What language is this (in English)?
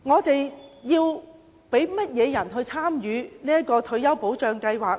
Cantonese